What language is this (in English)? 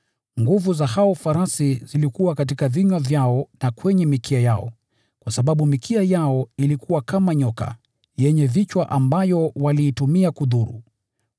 Swahili